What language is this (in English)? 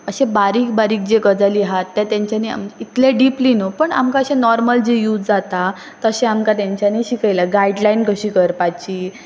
Konkani